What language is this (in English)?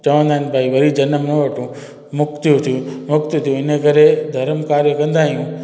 Sindhi